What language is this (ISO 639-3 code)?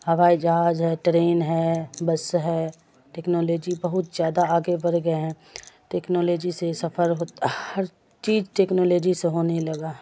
urd